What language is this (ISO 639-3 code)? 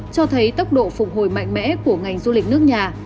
vie